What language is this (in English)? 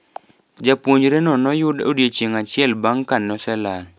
Luo (Kenya and Tanzania)